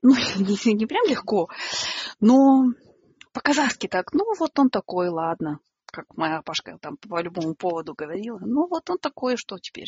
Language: Russian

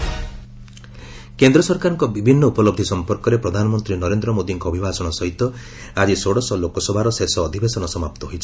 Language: Odia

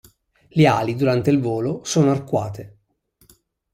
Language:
Italian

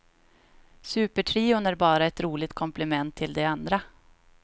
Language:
Swedish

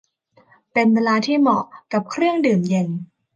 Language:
Thai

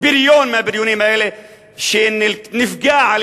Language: Hebrew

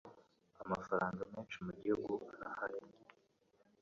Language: Kinyarwanda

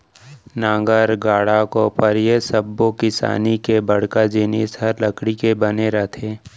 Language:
Chhattisgarhi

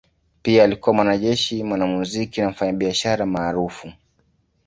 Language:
Swahili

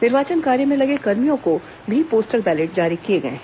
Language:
Hindi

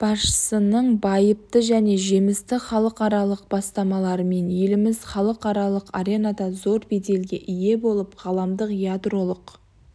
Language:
Kazakh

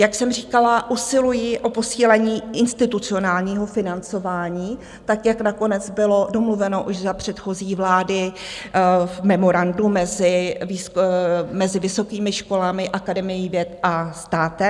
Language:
Czech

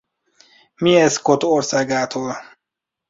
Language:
Hungarian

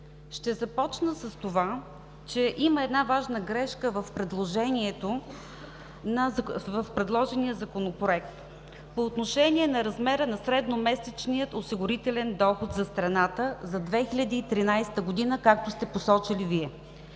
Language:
Bulgarian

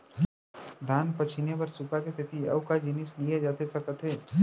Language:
Chhattisgarhi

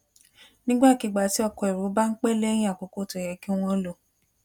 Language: Yoruba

